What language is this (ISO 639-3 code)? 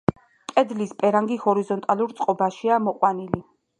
kat